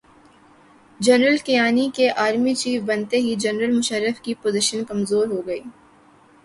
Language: Urdu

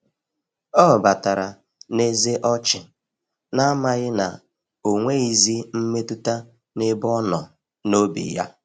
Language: Igbo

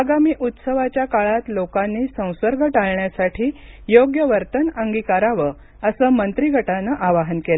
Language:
Marathi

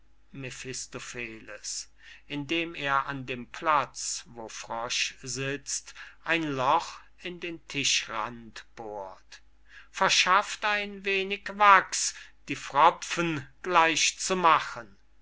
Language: German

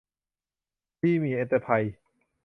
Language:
Thai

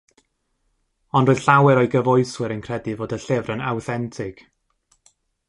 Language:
Welsh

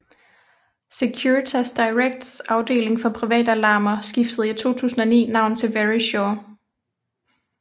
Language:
Danish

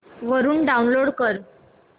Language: Marathi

